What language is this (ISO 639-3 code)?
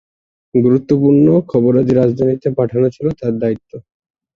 ben